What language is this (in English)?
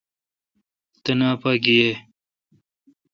Kalkoti